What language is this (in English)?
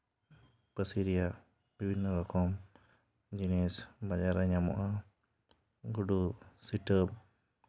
Santali